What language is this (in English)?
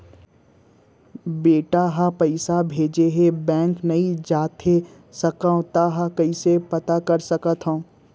Chhattisgarhi